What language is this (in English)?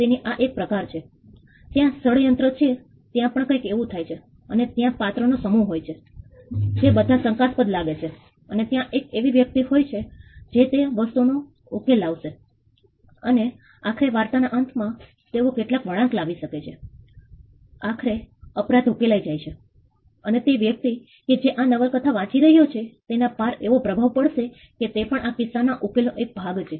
Gujarati